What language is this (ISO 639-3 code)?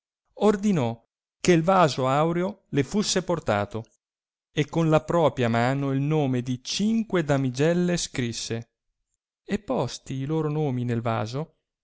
ita